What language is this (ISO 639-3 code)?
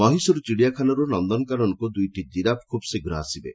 ori